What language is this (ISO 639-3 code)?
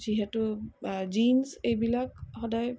asm